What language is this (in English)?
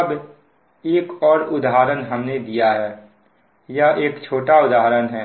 Hindi